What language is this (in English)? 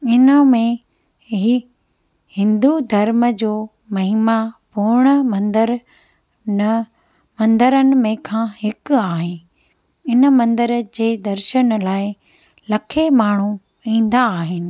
Sindhi